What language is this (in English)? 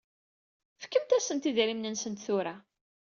Kabyle